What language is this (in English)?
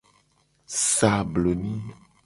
Gen